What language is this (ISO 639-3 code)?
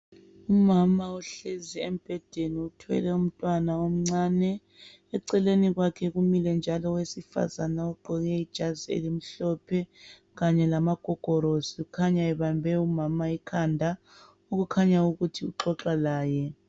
nde